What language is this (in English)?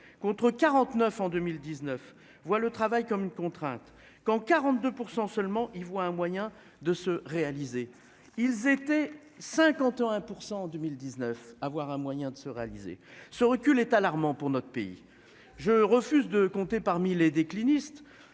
French